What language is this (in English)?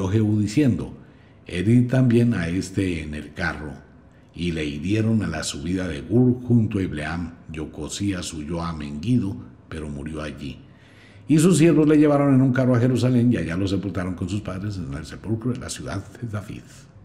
Spanish